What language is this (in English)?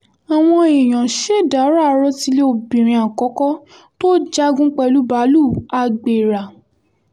Yoruba